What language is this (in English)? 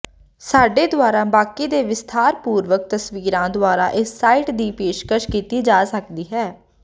Punjabi